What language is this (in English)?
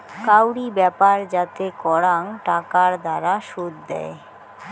Bangla